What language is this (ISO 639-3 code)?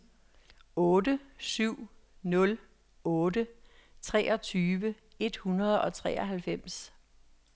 dan